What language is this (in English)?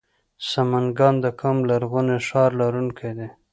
Pashto